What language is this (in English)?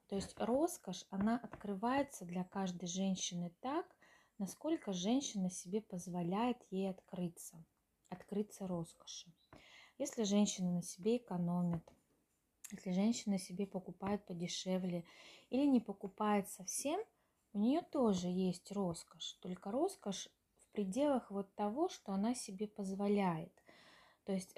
Russian